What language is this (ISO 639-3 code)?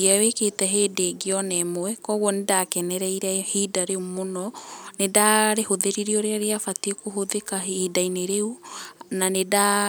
kik